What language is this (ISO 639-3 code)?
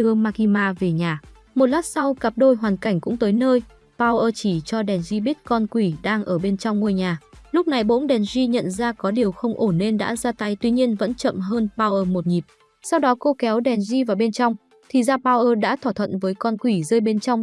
vie